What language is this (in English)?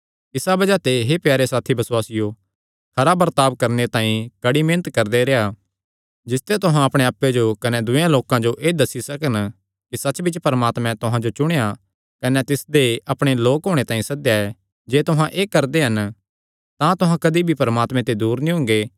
Kangri